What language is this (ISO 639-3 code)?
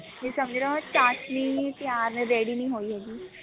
pan